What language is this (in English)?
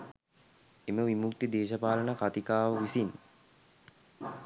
Sinhala